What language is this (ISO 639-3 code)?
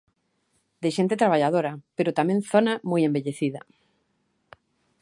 glg